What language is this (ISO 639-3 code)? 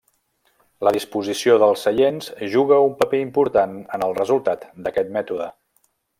cat